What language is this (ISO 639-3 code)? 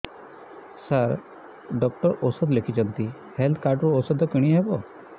ori